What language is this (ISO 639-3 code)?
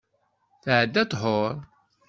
kab